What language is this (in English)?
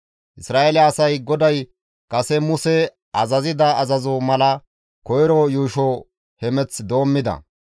Gamo